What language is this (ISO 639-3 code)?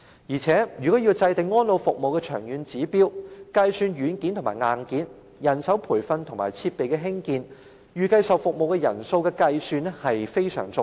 yue